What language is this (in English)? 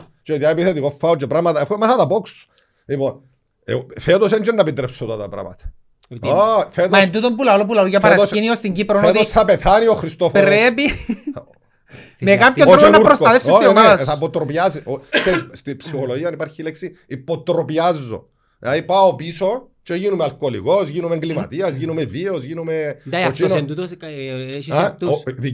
Greek